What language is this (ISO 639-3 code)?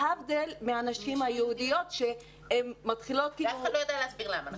heb